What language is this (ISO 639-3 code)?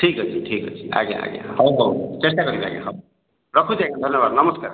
ori